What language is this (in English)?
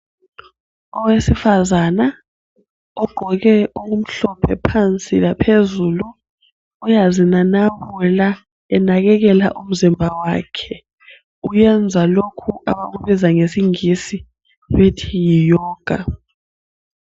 North Ndebele